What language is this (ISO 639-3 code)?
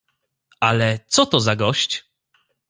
pol